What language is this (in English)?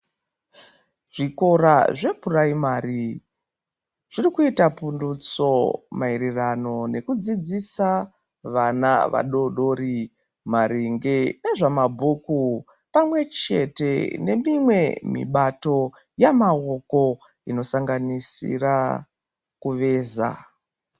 Ndau